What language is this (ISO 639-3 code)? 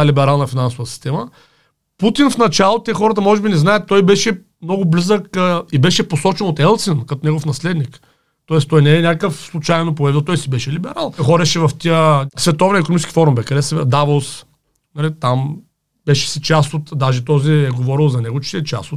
bul